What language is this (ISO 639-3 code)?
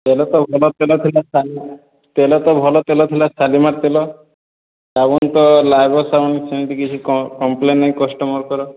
ori